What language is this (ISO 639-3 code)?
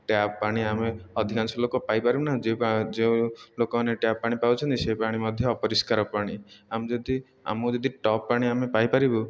ori